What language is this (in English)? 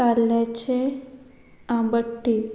Konkani